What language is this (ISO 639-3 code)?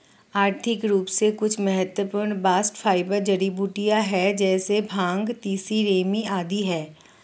hin